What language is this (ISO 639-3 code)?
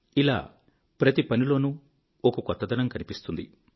tel